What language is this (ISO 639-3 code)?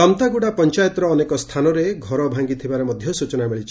ori